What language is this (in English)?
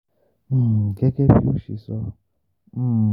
Yoruba